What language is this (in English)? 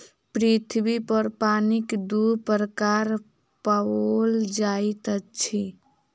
Maithili